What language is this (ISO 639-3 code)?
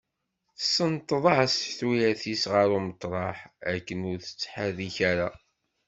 kab